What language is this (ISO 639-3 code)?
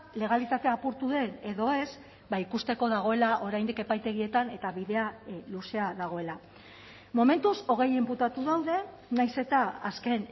eus